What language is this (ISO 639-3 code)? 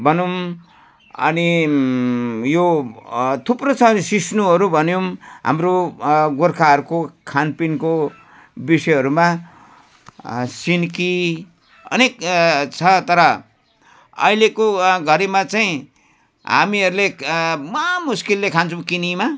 nep